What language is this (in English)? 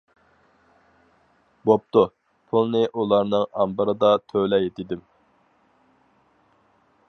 Uyghur